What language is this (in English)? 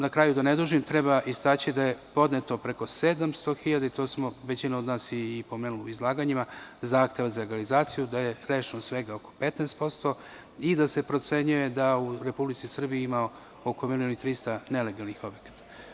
Serbian